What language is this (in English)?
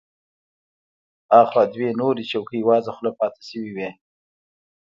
Pashto